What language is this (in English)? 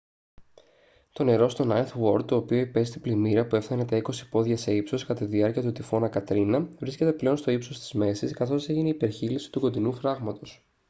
Greek